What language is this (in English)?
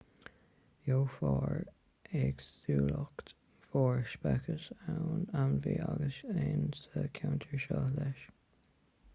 Irish